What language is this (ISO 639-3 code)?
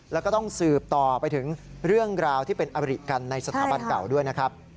tha